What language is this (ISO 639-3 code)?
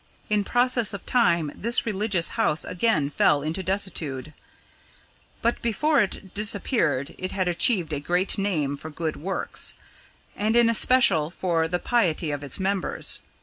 eng